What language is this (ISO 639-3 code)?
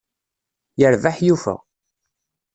kab